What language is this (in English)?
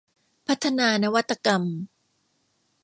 Thai